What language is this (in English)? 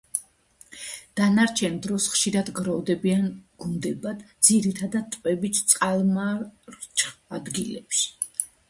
Georgian